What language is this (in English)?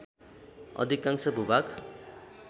Nepali